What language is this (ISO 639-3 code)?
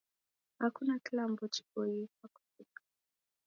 dav